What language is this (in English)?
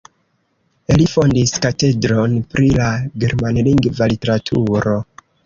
Esperanto